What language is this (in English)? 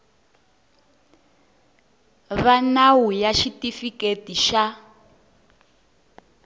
Tsonga